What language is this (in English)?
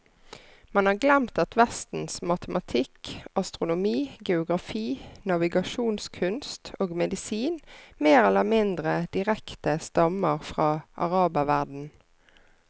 Norwegian